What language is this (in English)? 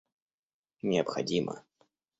Russian